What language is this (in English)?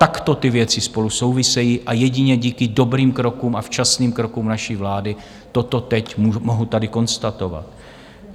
Czech